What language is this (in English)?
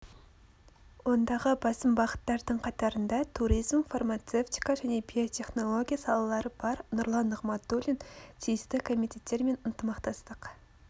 Kazakh